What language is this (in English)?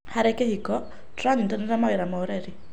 Kikuyu